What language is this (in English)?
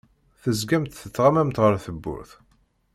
Kabyle